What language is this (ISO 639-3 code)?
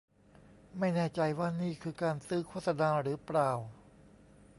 tha